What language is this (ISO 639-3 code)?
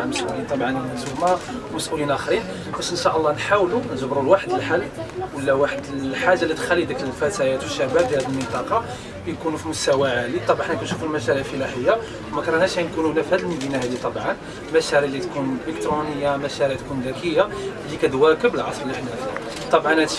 ara